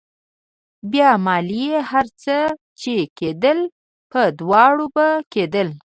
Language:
Pashto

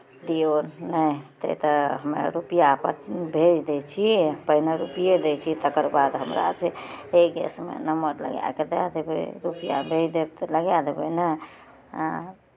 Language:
Maithili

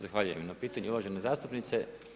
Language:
Croatian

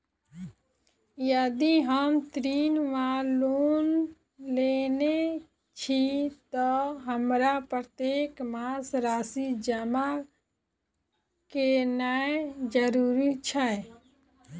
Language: Maithili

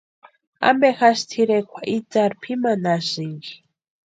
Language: Western Highland Purepecha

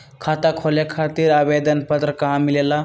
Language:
Magahi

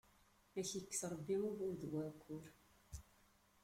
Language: Kabyle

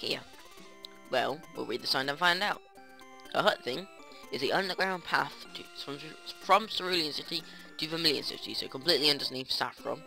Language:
English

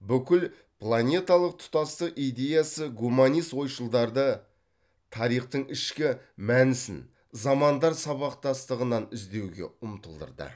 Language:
Kazakh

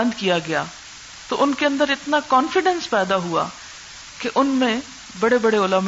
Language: Urdu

